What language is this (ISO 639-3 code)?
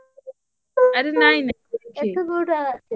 ori